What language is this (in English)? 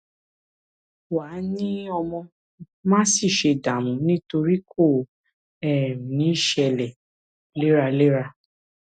Yoruba